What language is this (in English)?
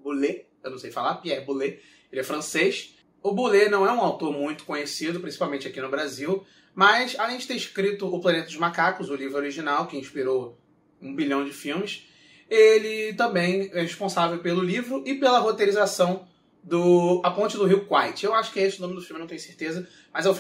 Portuguese